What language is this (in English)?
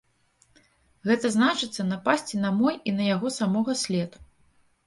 Belarusian